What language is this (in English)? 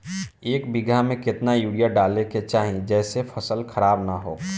Bhojpuri